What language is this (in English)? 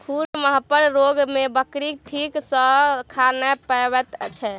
Maithili